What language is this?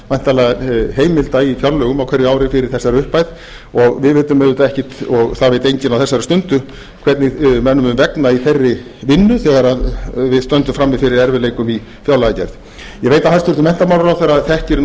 Icelandic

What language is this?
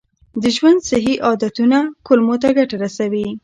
Pashto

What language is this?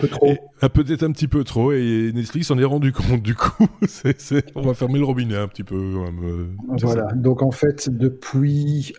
French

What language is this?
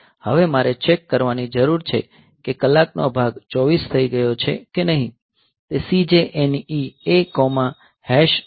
Gujarati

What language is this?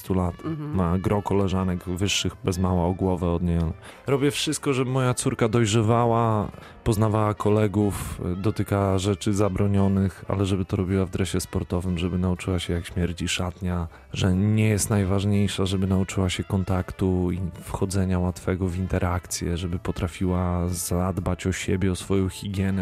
Polish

